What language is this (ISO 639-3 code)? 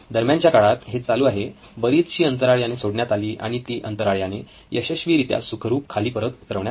mar